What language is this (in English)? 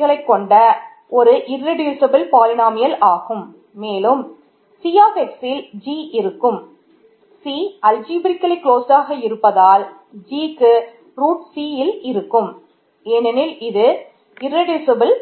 Tamil